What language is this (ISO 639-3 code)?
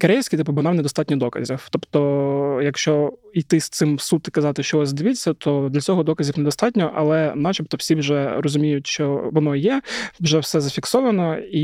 ukr